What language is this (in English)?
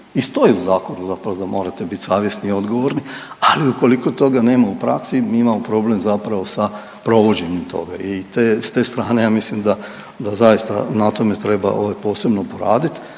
Croatian